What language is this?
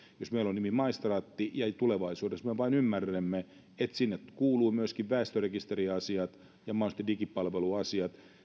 Finnish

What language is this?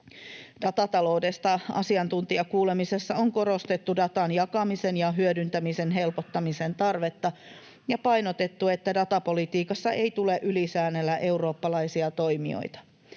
Finnish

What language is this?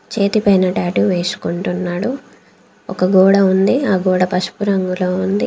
Telugu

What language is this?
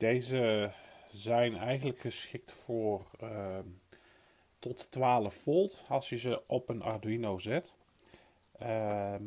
Dutch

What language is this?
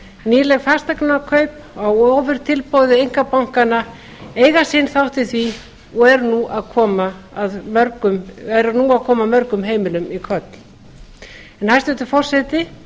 Icelandic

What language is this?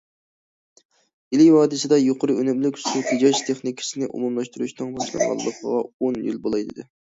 Uyghur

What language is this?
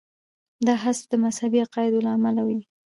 Pashto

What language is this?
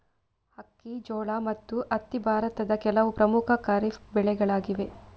Kannada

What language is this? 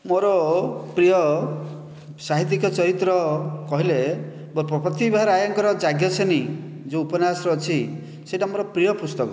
Odia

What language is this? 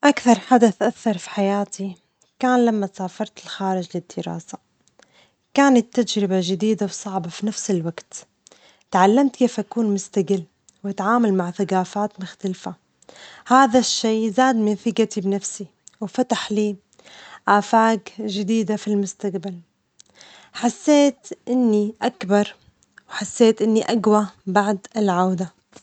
Omani Arabic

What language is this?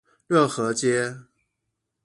Chinese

